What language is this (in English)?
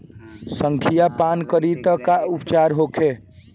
Bhojpuri